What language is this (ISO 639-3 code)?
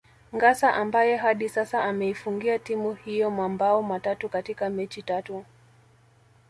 swa